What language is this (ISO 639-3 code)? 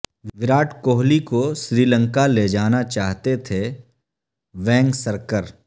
urd